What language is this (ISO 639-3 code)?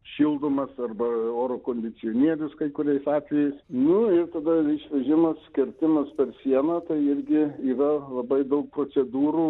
lit